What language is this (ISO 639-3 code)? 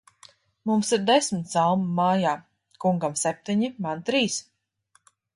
lav